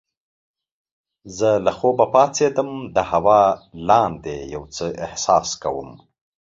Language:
Pashto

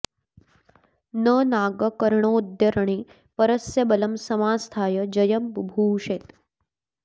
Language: Sanskrit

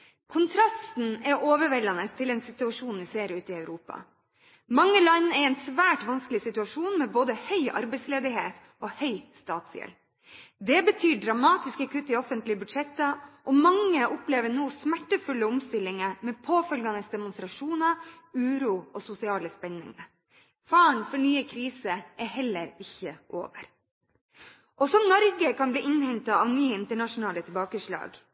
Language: Norwegian Bokmål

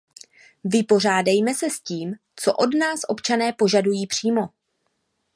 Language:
Czech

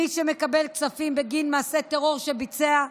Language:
Hebrew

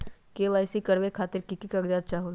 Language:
Magahi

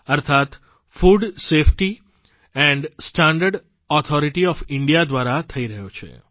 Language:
Gujarati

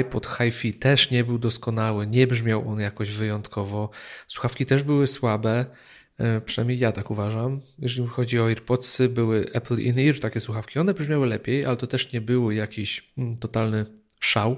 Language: Polish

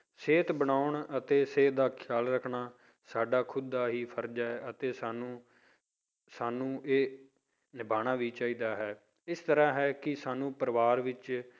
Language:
Punjabi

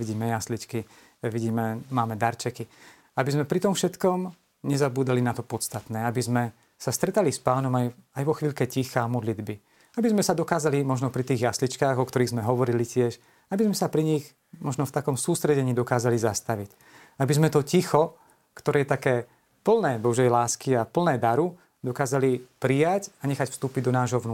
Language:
Slovak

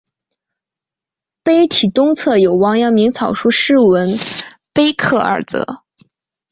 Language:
Chinese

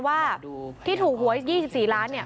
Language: Thai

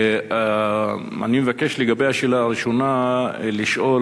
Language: Hebrew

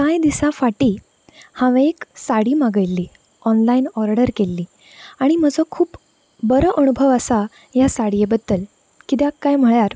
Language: Konkani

